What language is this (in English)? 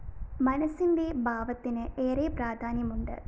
Malayalam